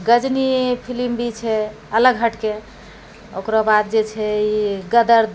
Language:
Maithili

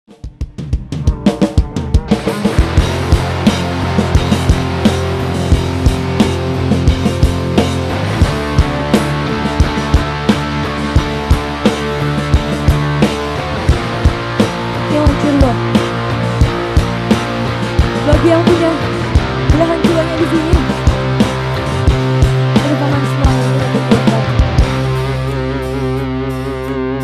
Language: Indonesian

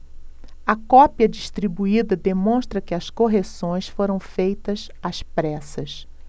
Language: Portuguese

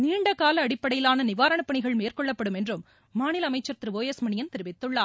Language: Tamil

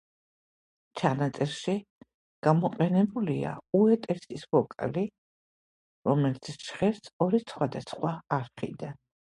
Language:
Georgian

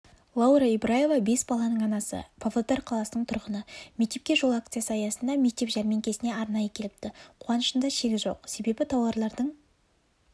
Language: Kazakh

